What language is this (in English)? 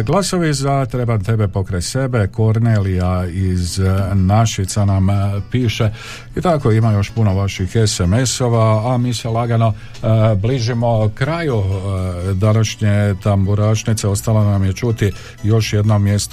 Croatian